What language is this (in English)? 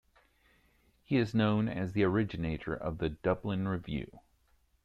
English